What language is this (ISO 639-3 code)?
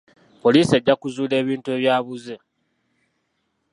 lug